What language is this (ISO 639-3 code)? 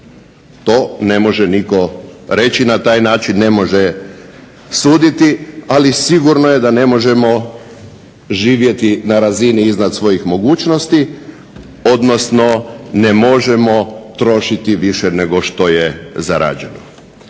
hrv